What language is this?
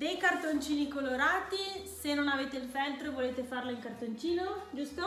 Italian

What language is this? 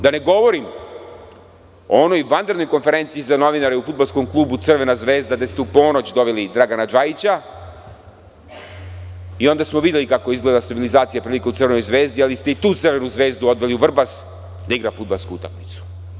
Serbian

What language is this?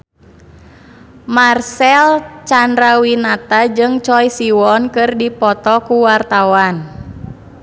Sundanese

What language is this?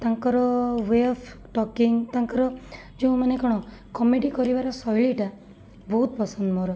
Odia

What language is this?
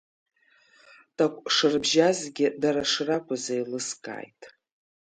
Abkhazian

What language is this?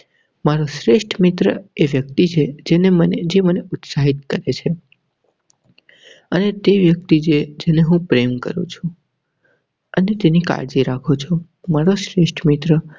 Gujarati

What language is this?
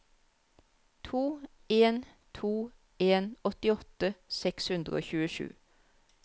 Norwegian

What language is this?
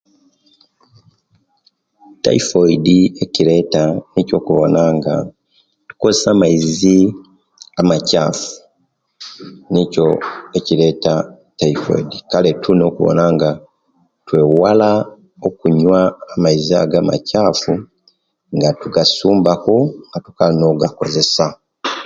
Kenyi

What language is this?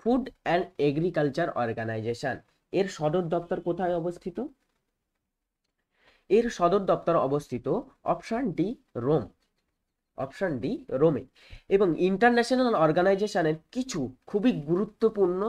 Hindi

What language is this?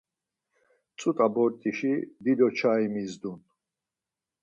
Laz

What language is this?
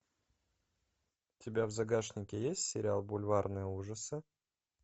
Russian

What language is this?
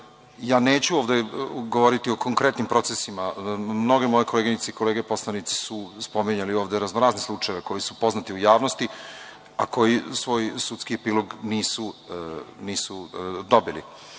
Serbian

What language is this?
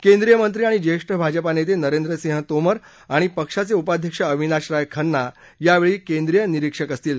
Marathi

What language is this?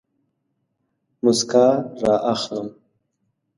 Pashto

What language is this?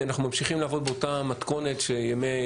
Hebrew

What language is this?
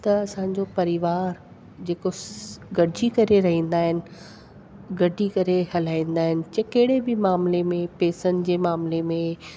Sindhi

